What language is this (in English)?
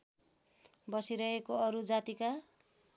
Nepali